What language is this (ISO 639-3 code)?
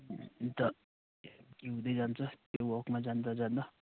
nep